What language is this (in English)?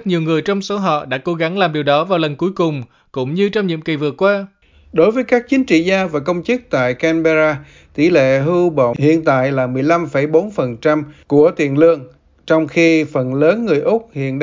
Vietnamese